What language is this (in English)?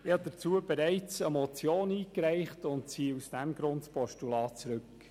Swiss German